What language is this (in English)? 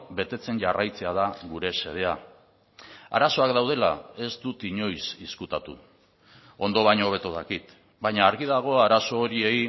Basque